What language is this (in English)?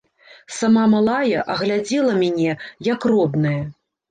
Belarusian